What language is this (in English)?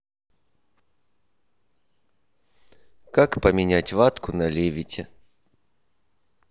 Russian